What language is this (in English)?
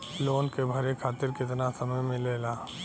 Bhojpuri